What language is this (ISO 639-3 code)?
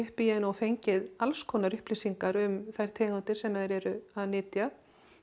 isl